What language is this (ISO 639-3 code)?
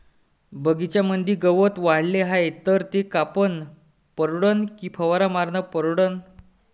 mar